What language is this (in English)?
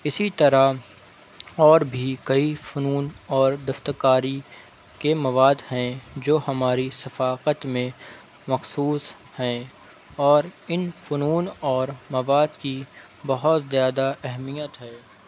Urdu